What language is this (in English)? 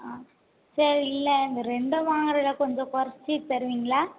Tamil